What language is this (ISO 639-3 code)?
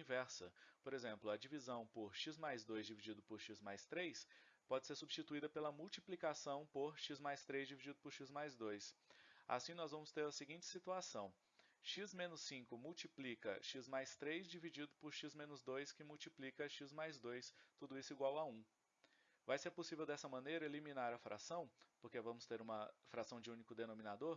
por